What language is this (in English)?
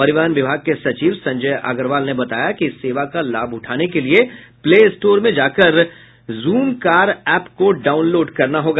Hindi